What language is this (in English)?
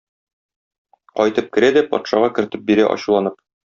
Tatar